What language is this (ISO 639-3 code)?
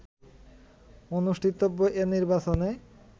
ben